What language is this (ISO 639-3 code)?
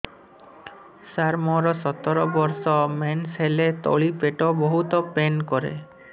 ori